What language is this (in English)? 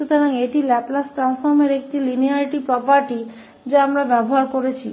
Hindi